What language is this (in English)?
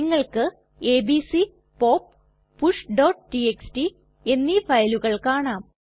Malayalam